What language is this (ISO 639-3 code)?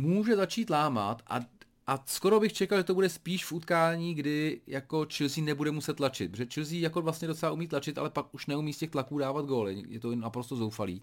ces